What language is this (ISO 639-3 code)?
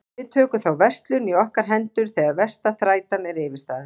isl